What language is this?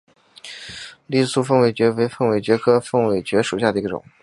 Chinese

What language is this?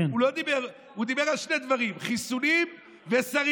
Hebrew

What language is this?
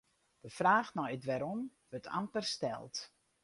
Western Frisian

